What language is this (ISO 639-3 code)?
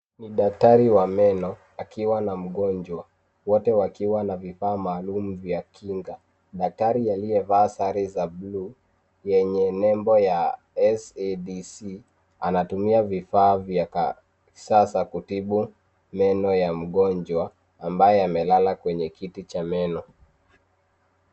swa